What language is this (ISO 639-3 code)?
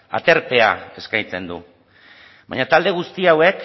eus